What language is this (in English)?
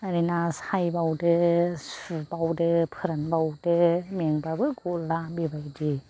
Bodo